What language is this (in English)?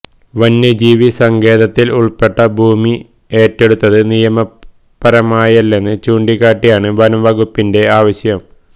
Malayalam